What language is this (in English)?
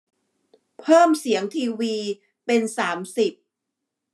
Thai